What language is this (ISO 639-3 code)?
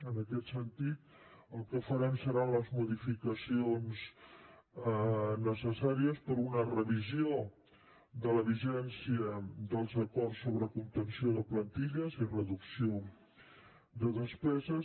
cat